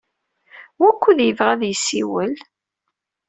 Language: Kabyle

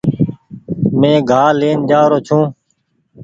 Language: Goaria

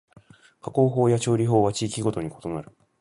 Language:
Japanese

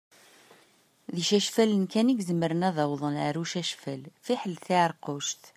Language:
Kabyle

